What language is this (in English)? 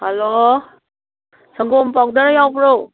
Manipuri